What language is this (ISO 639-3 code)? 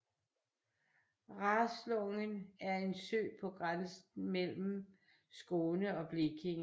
dan